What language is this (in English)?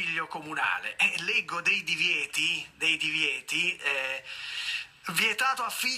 Italian